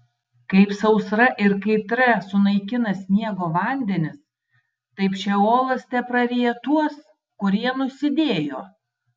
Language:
Lithuanian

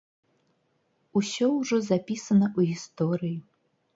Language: Belarusian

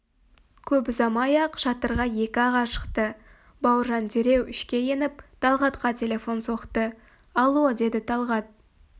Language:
Kazakh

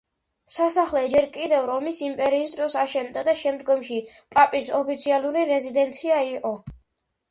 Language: Georgian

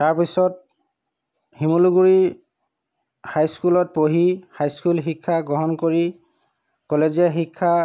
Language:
Assamese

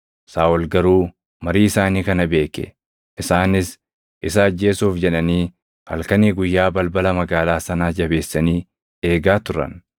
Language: Oromo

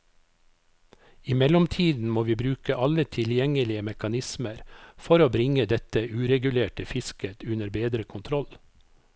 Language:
Norwegian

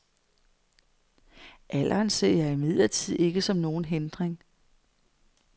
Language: Danish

